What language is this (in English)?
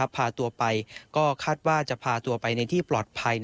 Thai